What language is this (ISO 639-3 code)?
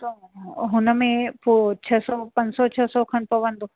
snd